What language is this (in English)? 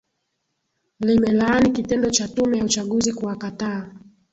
Swahili